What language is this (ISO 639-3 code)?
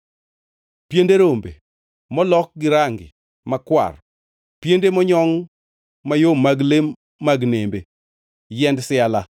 luo